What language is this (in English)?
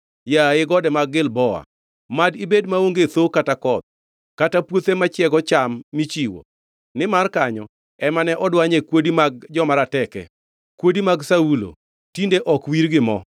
Luo (Kenya and Tanzania)